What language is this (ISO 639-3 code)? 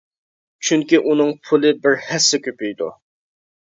uig